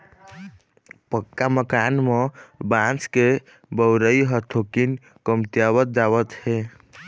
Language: Chhattisgarhi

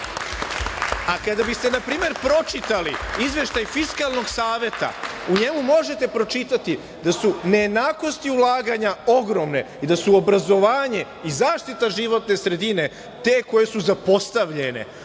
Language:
Serbian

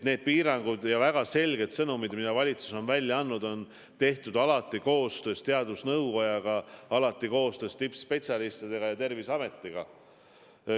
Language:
Estonian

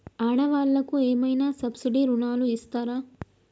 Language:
Telugu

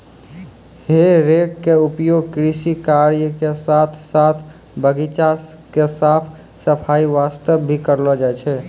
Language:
Maithili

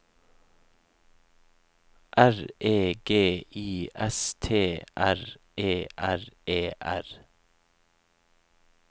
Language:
Norwegian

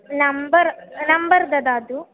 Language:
Sanskrit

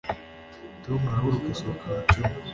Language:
Kinyarwanda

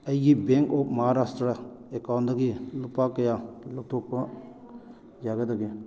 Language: Manipuri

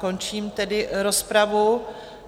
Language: Czech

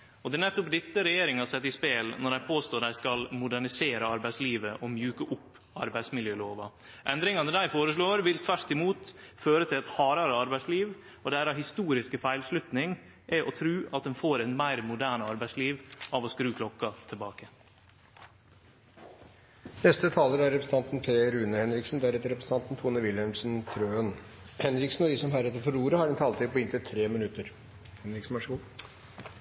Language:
Norwegian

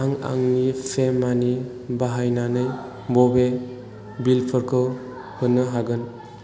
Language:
Bodo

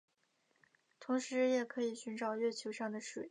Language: Chinese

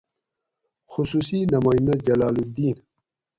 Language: Gawri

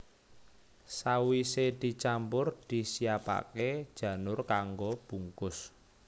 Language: Javanese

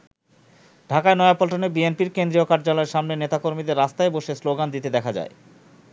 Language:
Bangla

